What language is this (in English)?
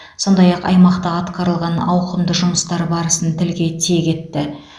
Kazakh